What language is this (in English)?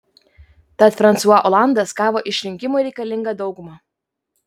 Lithuanian